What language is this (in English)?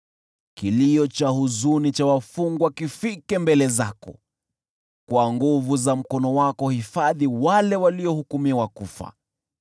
Swahili